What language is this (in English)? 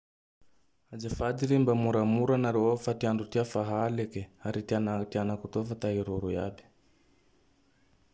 Tandroy-Mahafaly Malagasy